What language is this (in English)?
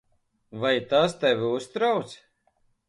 Latvian